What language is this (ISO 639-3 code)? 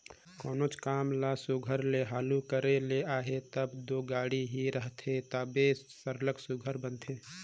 hne